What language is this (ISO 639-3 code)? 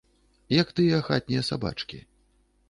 bel